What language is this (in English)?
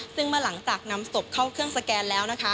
Thai